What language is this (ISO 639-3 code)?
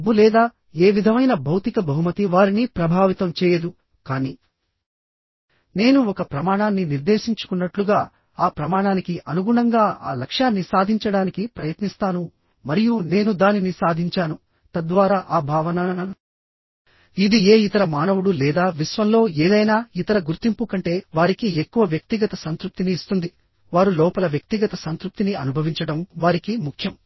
tel